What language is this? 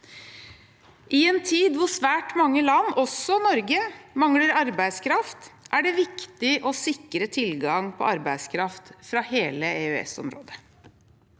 Norwegian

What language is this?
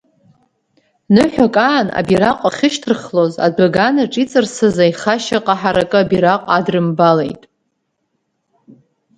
Abkhazian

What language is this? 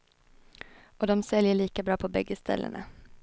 Swedish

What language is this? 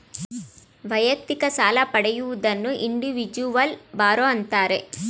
Kannada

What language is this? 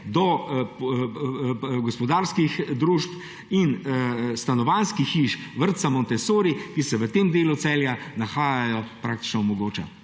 Slovenian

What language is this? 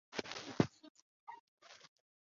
Chinese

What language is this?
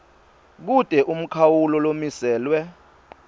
Swati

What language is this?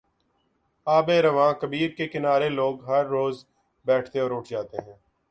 Urdu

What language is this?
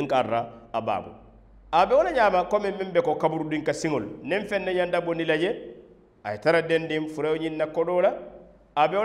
Arabic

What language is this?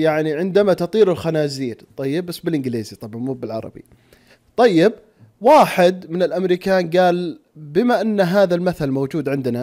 Arabic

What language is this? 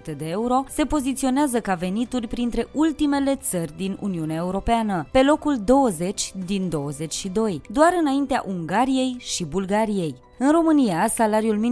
Romanian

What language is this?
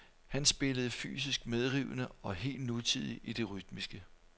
Danish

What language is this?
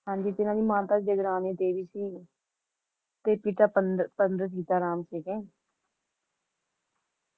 Punjabi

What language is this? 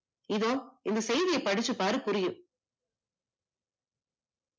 Tamil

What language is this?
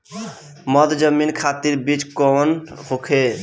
Bhojpuri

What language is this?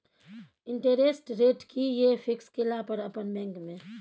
Maithili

